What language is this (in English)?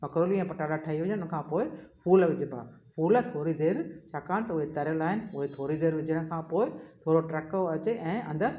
Sindhi